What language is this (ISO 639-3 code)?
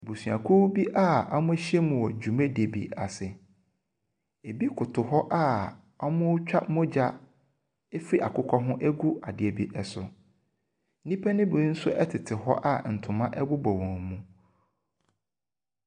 aka